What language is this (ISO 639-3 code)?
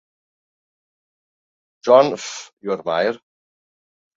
cym